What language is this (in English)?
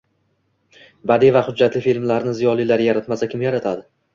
Uzbek